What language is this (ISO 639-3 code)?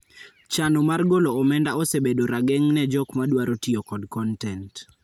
luo